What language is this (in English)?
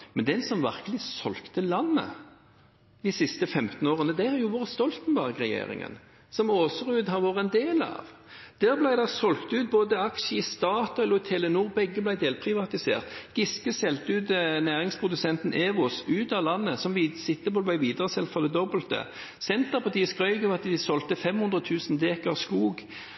Norwegian Bokmål